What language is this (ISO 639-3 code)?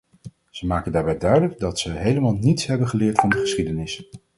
nld